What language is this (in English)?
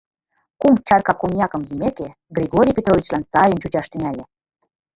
Mari